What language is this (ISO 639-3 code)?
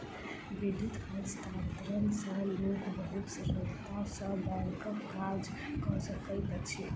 mai